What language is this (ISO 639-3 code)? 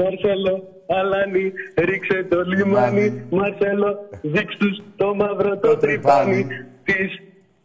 ell